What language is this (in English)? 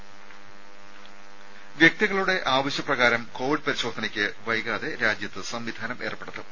Malayalam